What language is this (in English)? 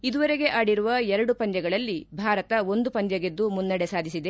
Kannada